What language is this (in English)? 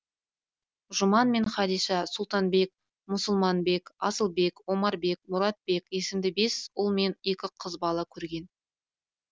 Kazakh